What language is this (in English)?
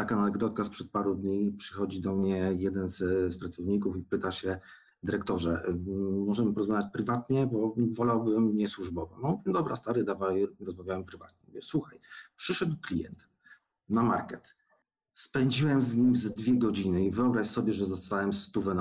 Polish